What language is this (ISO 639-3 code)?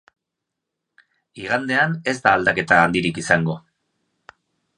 eus